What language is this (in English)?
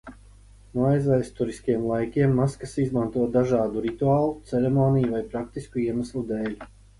Latvian